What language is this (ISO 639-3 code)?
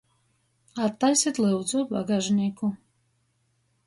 ltg